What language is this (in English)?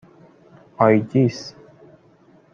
Persian